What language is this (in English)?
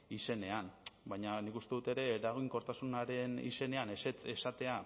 Basque